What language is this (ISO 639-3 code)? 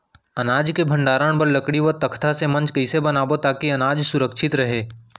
hne